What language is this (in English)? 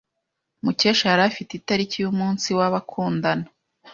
Kinyarwanda